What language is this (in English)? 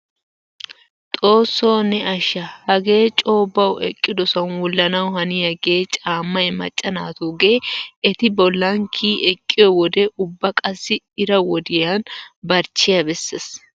Wolaytta